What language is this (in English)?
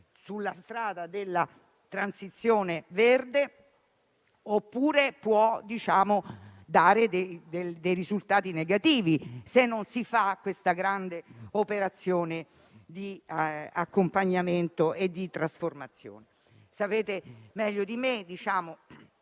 Italian